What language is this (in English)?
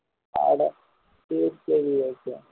Tamil